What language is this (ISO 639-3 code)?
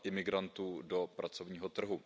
ces